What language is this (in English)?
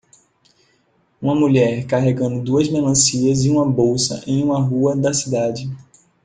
Portuguese